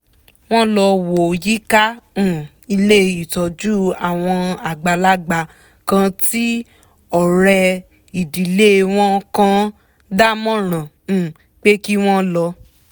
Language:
Yoruba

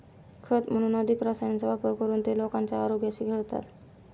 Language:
Marathi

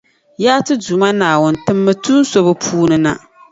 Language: Dagbani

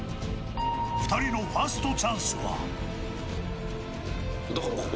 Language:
Japanese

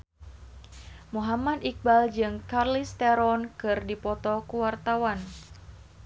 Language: Sundanese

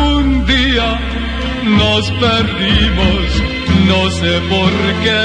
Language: Romanian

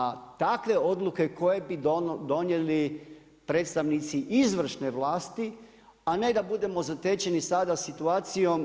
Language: Croatian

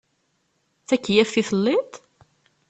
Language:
Kabyle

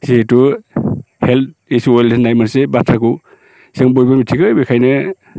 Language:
Bodo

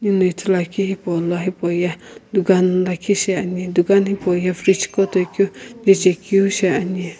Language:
Sumi Naga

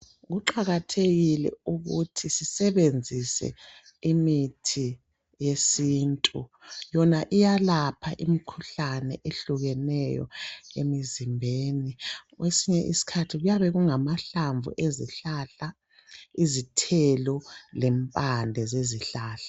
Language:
North Ndebele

